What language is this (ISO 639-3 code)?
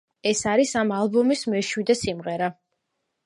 kat